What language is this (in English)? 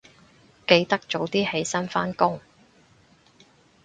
Cantonese